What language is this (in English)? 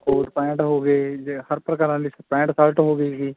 Punjabi